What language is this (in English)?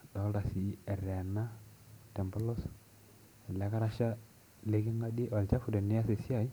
Masai